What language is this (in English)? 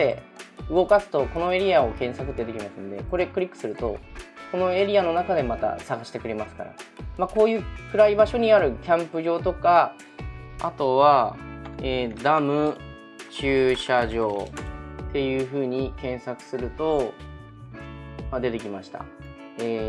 Japanese